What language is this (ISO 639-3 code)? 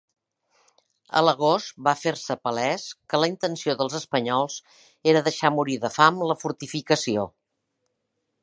cat